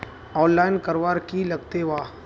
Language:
Magahi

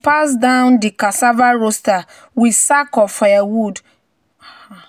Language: Nigerian Pidgin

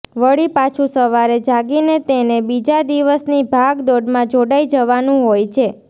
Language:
Gujarati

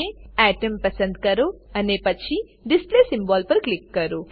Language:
Gujarati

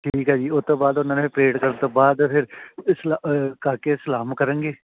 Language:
Punjabi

